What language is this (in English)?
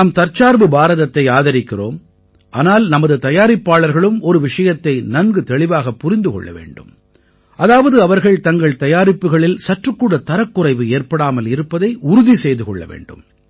Tamil